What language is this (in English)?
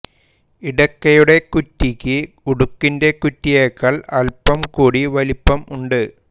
Malayalam